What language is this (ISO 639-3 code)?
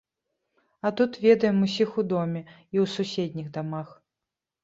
bel